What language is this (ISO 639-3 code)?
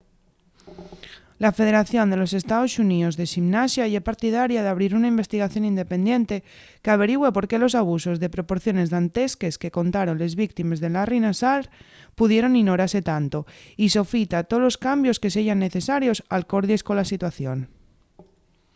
ast